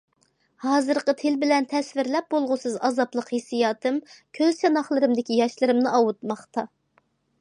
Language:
Uyghur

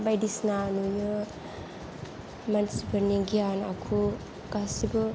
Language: Bodo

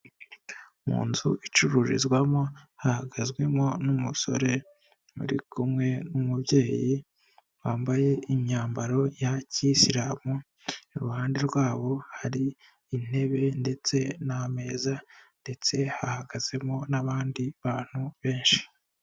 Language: Kinyarwanda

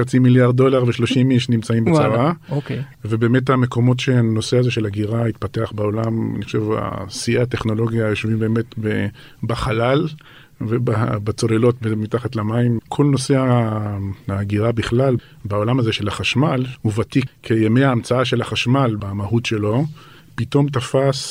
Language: Hebrew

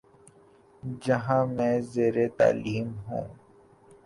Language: Urdu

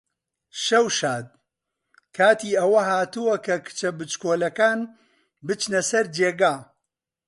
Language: Central Kurdish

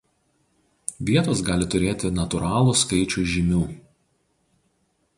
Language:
Lithuanian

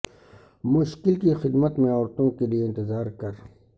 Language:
Urdu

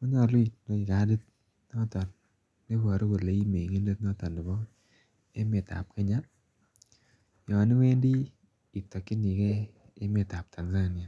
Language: Kalenjin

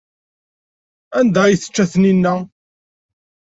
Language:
Kabyle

